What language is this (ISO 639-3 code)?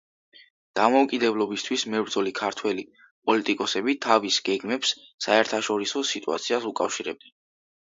kat